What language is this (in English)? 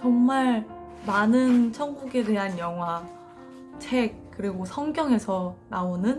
Korean